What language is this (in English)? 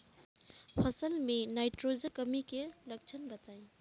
Bhojpuri